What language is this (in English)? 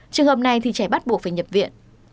Vietnamese